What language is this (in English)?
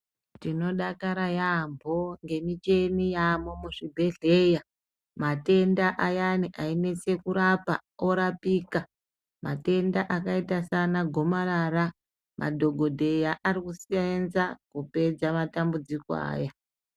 Ndau